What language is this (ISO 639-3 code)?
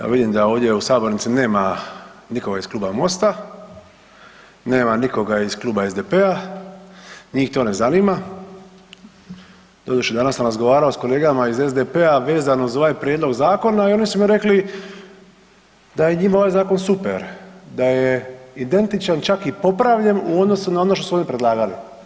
hrv